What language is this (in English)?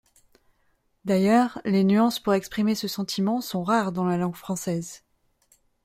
French